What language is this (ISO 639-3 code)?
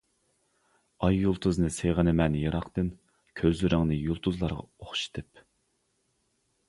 uig